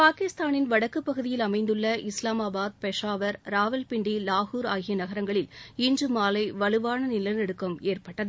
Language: Tamil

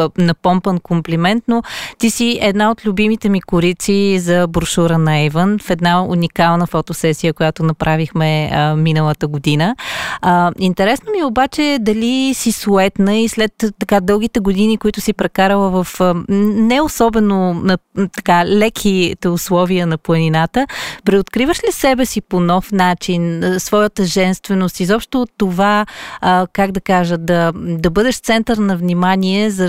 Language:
Bulgarian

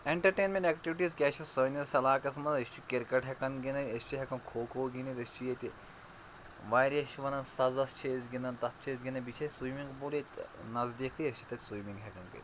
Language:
Kashmiri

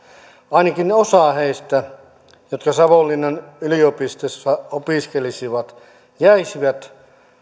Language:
Finnish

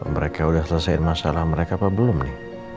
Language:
Indonesian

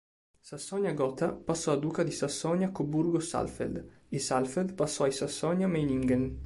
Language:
Italian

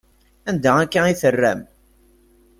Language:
Kabyle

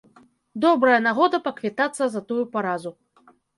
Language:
Belarusian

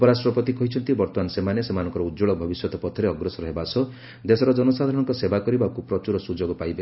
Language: Odia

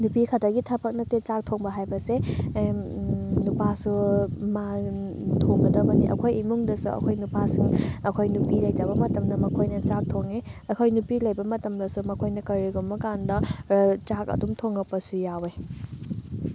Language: Manipuri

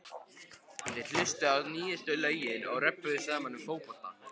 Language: Icelandic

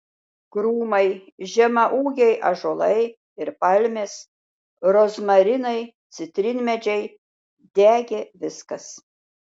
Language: Lithuanian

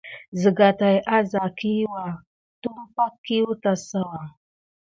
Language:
Gidar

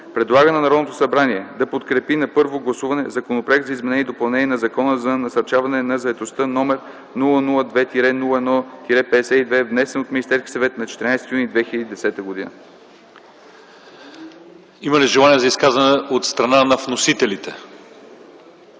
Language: Bulgarian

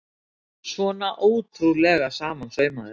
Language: Icelandic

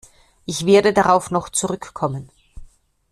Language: German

